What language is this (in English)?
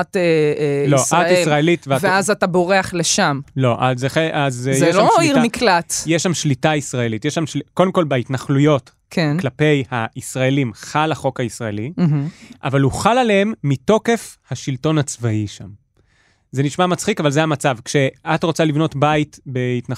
Hebrew